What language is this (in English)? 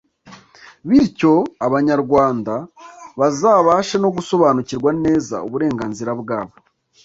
Kinyarwanda